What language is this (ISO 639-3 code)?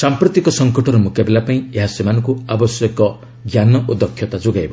ori